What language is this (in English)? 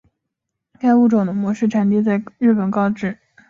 Chinese